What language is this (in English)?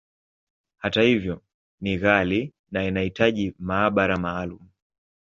Swahili